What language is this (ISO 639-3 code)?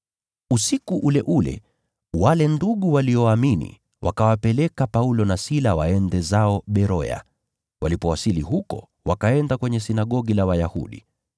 swa